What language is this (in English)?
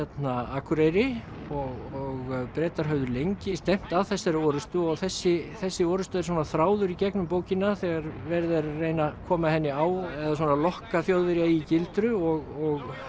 Icelandic